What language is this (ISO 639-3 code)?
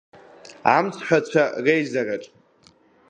abk